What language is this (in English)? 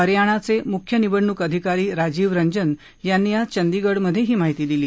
Marathi